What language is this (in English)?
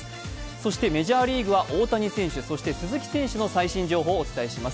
Japanese